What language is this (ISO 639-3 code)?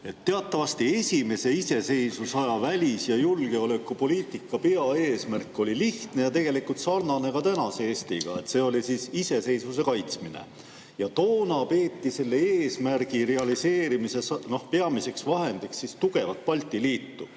est